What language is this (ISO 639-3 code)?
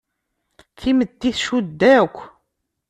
kab